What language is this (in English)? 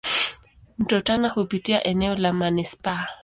Swahili